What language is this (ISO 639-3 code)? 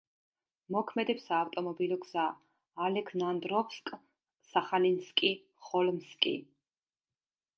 kat